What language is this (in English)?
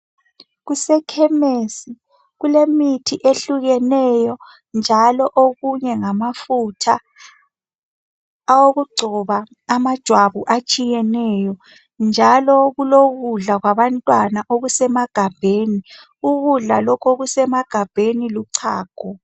North Ndebele